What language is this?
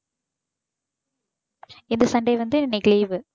Tamil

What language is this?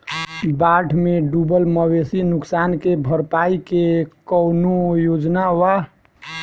Bhojpuri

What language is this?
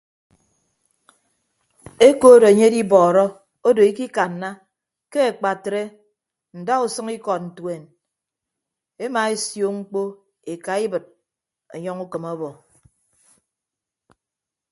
Ibibio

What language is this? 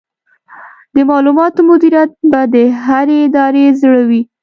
Pashto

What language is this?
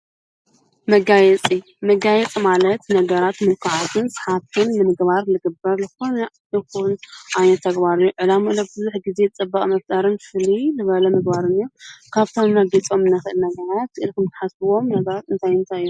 Tigrinya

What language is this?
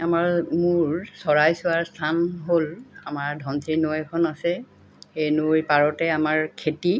Assamese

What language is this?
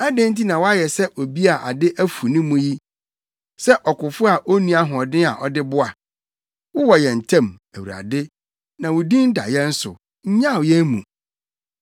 Akan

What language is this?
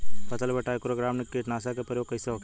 Bhojpuri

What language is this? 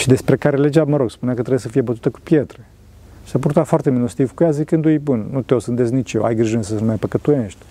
Romanian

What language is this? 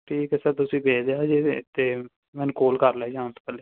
Punjabi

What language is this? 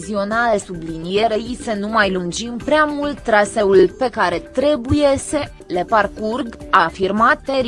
Romanian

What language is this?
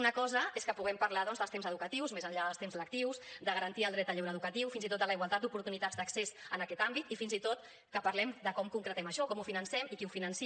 Catalan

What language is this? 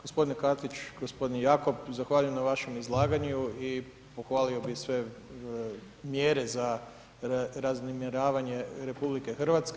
Croatian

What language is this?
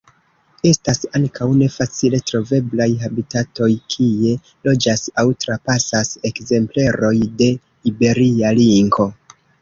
Esperanto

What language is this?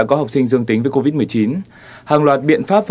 Vietnamese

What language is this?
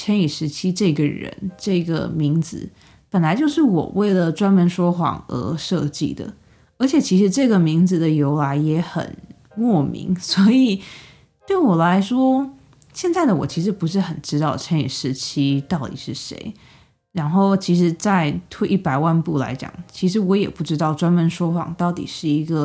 Chinese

